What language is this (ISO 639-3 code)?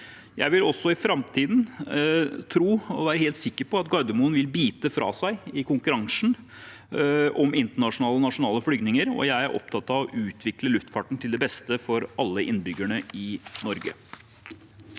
nor